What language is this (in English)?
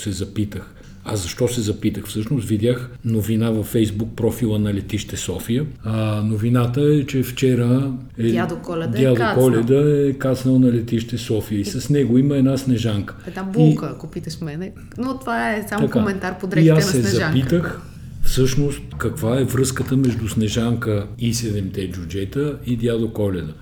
Bulgarian